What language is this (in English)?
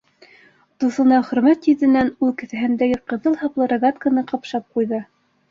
Bashkir